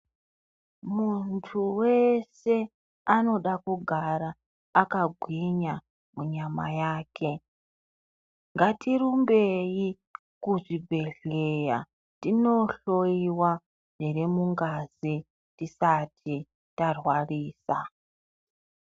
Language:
Ndau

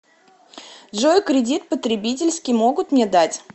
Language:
Russian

